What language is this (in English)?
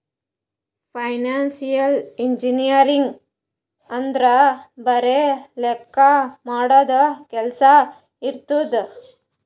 Kannada